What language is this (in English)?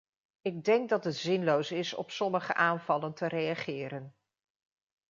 Dutch